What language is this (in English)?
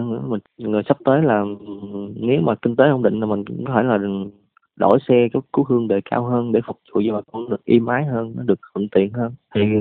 Vietnamese